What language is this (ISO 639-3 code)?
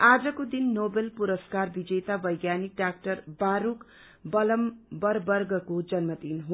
nep